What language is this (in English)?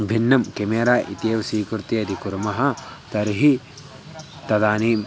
Sanskrit